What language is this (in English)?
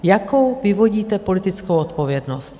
Czech